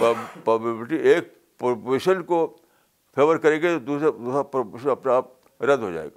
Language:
Urdu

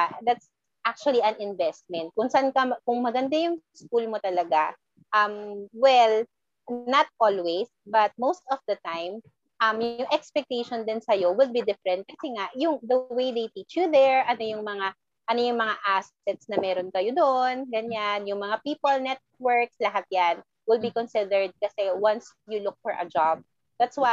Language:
Filipino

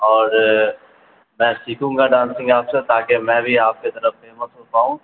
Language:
Urdu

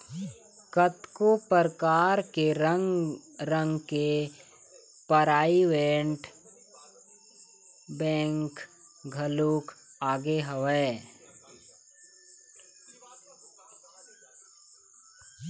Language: Chhattisgarhi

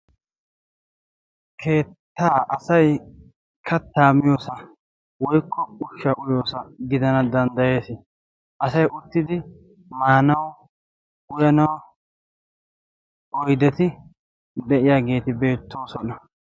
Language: Wolaytta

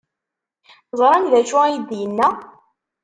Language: Kabyle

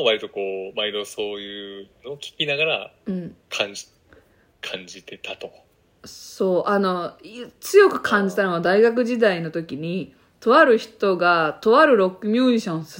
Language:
Japanese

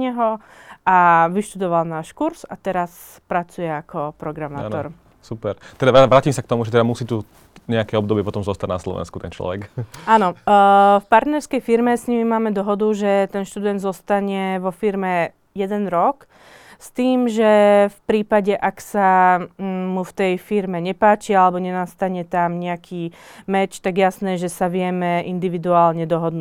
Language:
Slovak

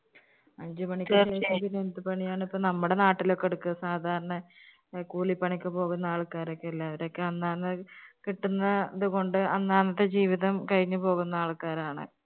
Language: Malayalam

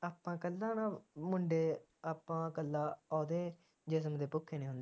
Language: Punjabi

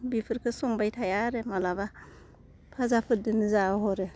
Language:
Bodo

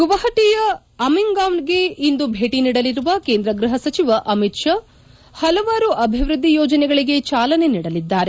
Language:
Kannada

